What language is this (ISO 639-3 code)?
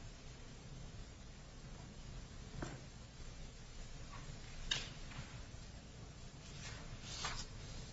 eng